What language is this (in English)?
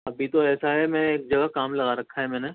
Urdu